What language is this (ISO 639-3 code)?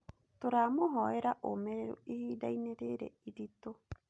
kik